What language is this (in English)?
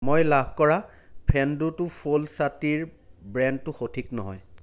Assamese